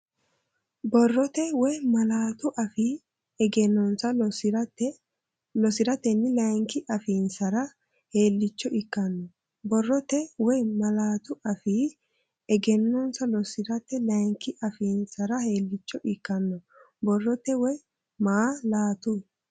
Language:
Sidamo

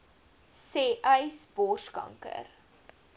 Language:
Afrikaans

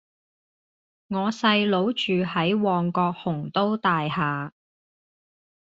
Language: Cantonese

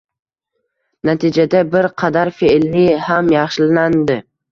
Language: Uzbek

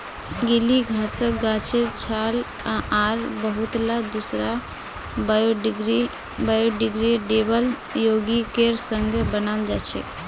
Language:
Magahi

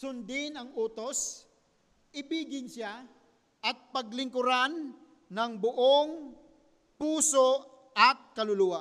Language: Filipino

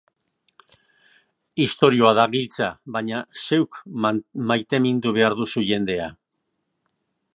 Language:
Basque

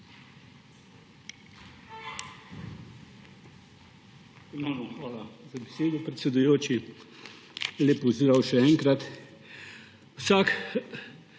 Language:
Slovenian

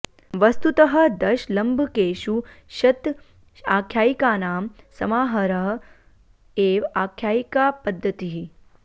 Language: Sanskrit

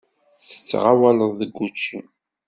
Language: Kabyle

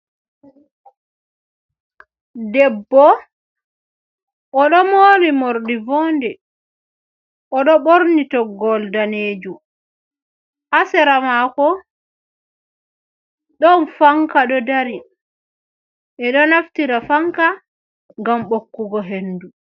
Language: Fula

